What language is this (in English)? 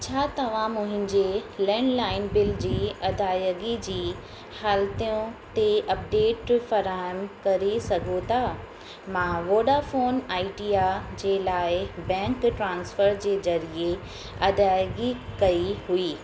Sindhi